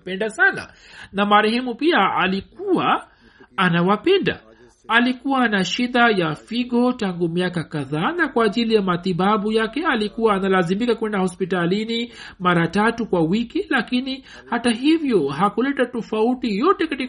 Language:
Swahili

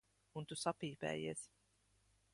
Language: Latvian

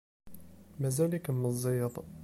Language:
Kabyle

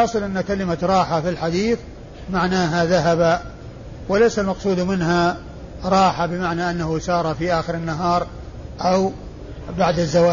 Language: Arabic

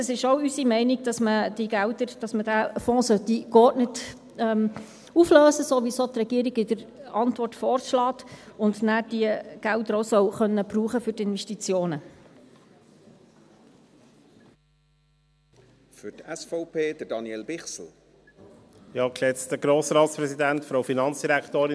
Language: Swiss German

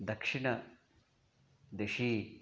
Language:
Sanskrit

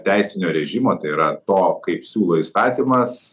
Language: Lithuanian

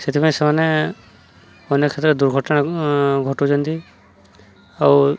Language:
Odia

